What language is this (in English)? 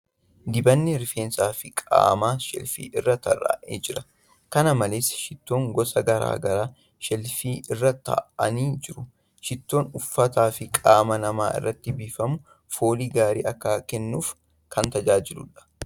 Oromo